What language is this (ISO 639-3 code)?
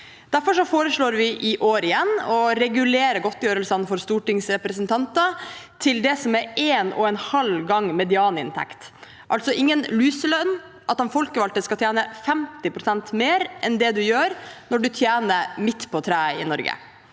nor